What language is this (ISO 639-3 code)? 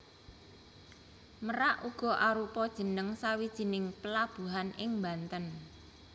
jav